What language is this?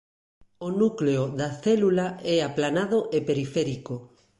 Galician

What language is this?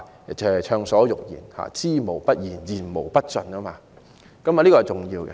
Cantonese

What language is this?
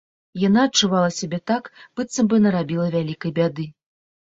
Belarusian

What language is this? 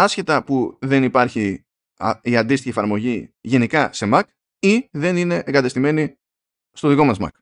Greek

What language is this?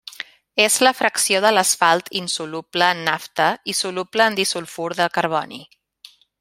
Catalan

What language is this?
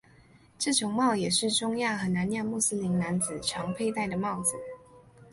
Chinese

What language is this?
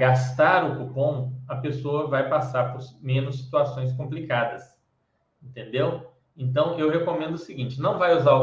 Portuguese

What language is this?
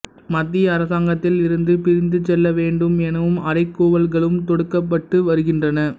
Tamil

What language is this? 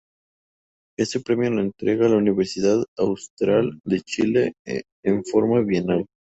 Spanish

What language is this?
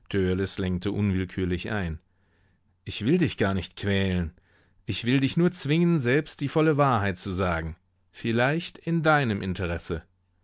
German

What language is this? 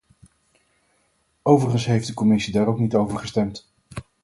Dutch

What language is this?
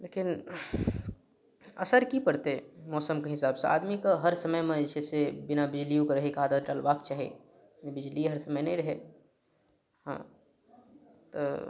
Maithili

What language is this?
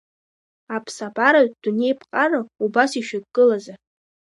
Abkhazian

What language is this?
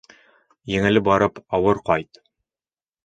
Bashkir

